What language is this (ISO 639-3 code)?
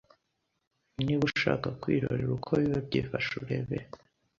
kin